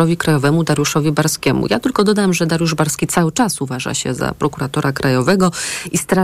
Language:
Polish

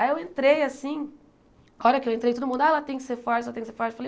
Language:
Portuguese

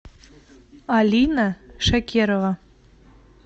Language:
Russian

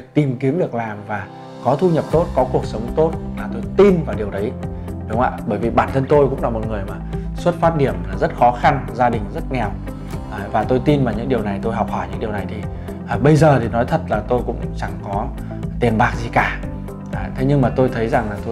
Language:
Vietnamese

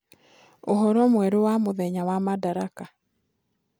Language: Kikuyu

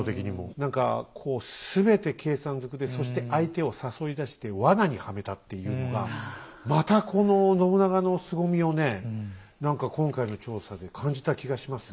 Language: Japanese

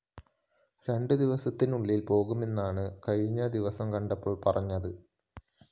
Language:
Malayalam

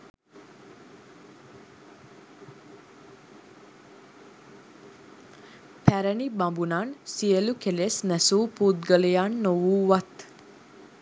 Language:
Sinhala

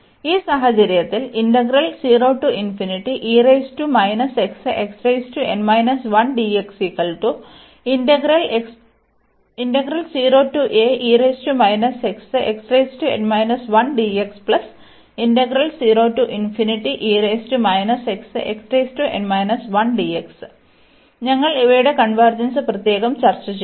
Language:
Malayalam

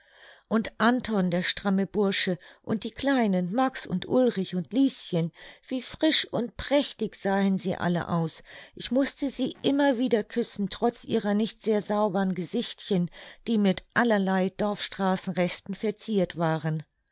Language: German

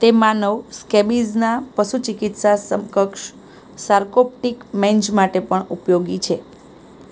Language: Gujarati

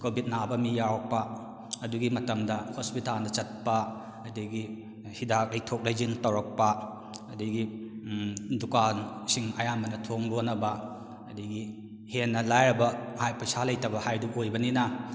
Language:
Manipuri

